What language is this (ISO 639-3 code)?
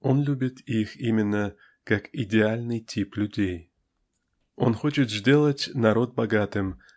rus